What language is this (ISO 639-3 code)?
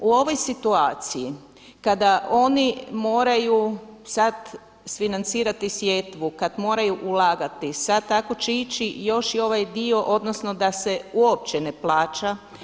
hrv